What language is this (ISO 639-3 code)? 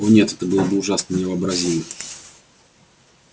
rus